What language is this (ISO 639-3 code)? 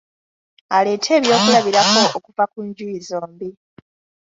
lug